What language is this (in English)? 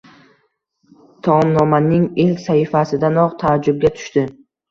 Uzbek